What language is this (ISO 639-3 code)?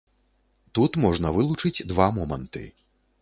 bel